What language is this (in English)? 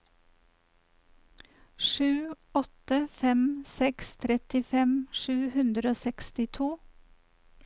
Norwegian